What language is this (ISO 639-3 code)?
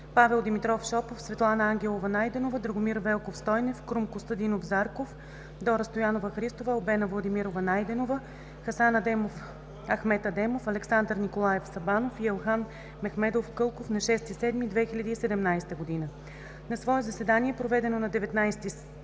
bul